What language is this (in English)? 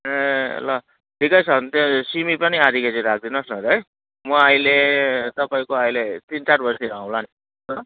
Nepali